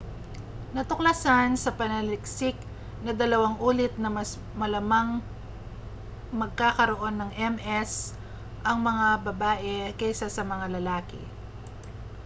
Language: Filipino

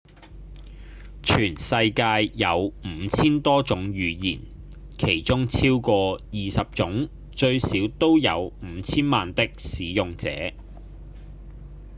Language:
Cantonese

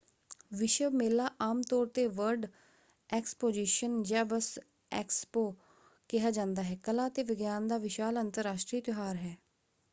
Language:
Punjabi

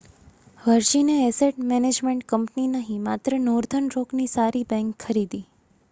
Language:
Gujarati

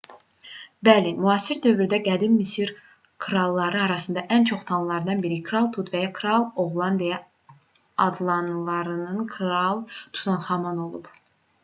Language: Azerbaijani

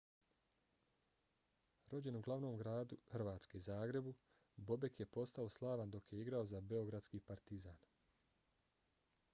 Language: Bosnian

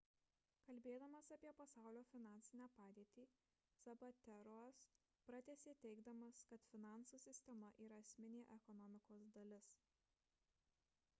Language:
Lithuanian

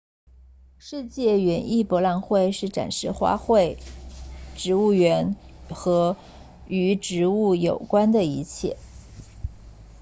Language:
Chinese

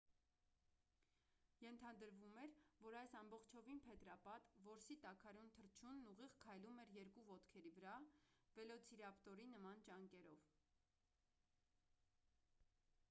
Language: Armenian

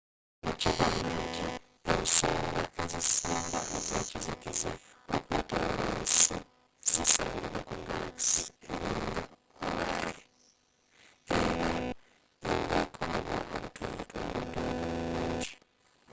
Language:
Ganda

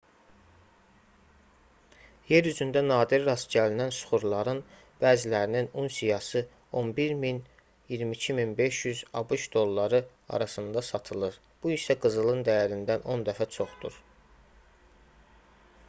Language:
Azerbaijani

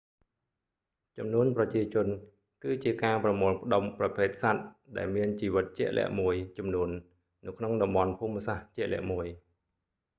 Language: Khmer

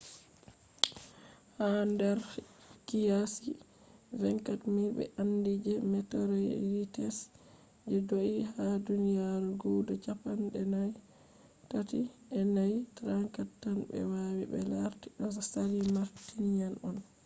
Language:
Fula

